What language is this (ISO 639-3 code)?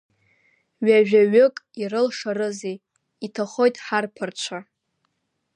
abk